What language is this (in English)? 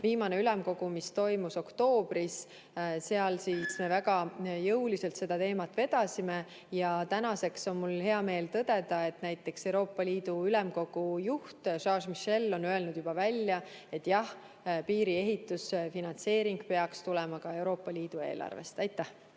Estonian